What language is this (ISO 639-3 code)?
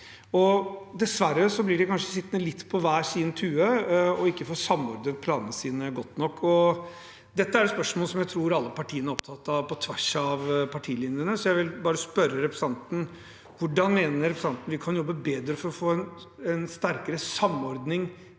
nor